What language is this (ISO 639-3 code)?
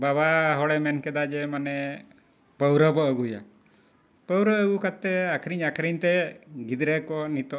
sat